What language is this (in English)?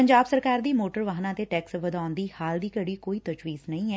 Punjabi